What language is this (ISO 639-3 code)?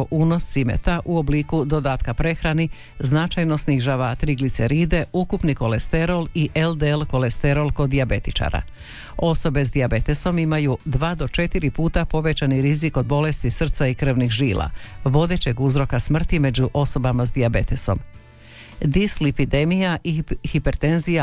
hrv